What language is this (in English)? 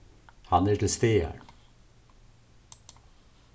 Faroese